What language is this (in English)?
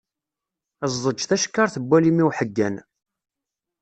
Kabyle